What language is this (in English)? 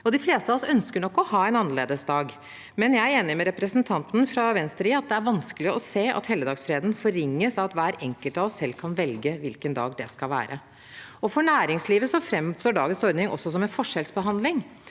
Norwegian